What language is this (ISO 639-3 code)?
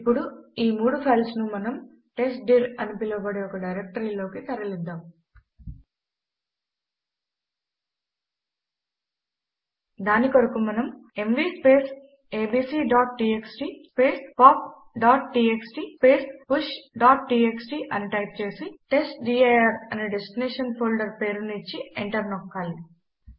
tel